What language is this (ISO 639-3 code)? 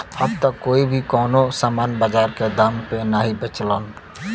bho